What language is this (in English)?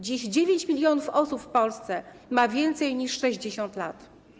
Polish